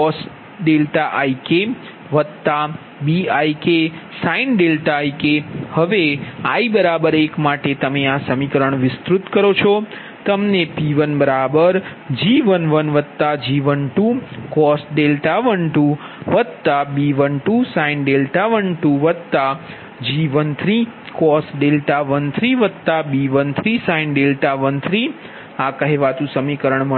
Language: Gujarati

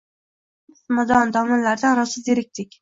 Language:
Uzbek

